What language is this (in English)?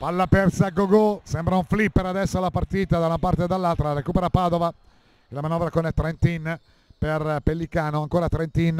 Italian